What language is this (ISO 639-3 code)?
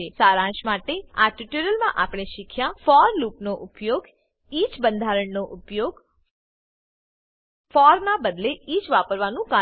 guj